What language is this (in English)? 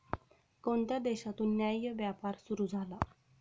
Marathi